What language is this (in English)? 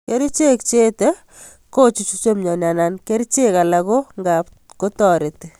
Kalenjin